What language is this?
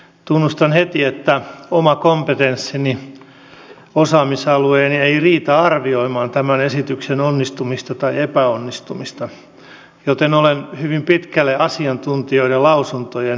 Finnish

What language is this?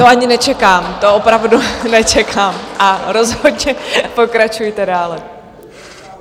Czech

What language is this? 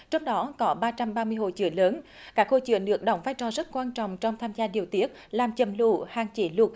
Vietnamese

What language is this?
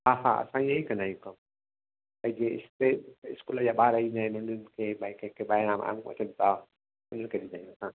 Sindhi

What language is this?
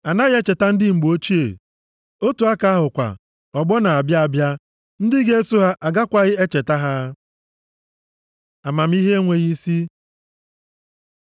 Igbo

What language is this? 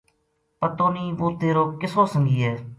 Gujari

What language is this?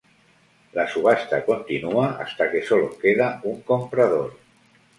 Spanish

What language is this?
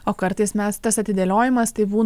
Lithuanian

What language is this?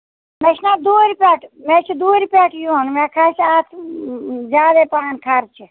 Kashmiri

